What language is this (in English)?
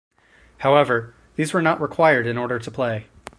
English